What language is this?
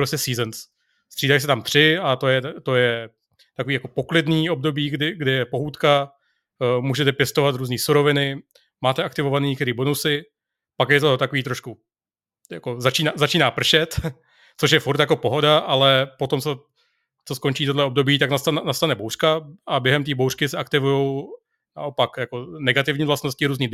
Czech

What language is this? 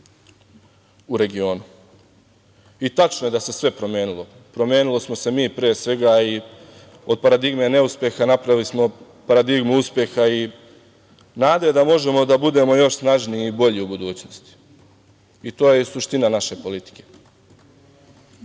Serbian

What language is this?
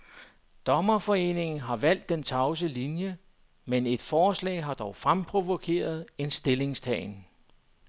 Danish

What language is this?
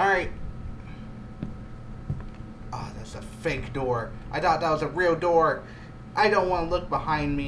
English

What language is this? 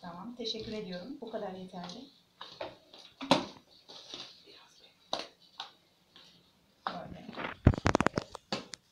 Turkish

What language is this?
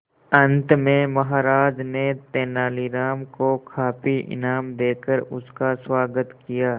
Hindi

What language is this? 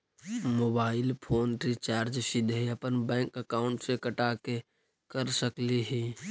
Magahi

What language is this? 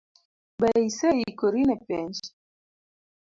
Luo (Kenya and Tanzania)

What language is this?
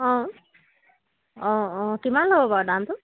Assamese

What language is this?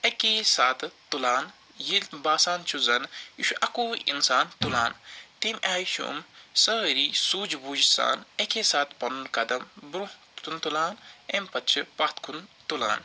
Kashmiri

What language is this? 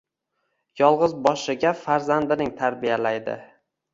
Uzbek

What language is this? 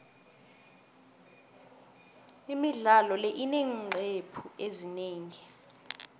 South Ndebele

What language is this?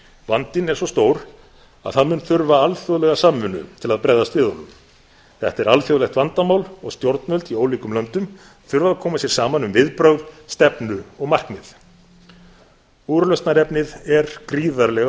Icelandic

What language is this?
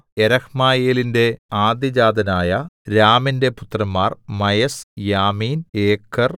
Malayalam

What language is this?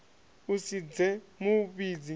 Venda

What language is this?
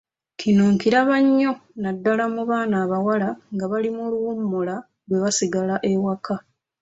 Ganda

